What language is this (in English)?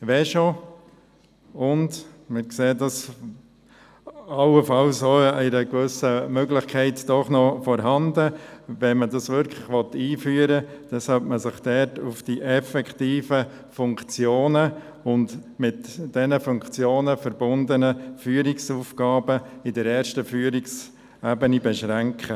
Swiss German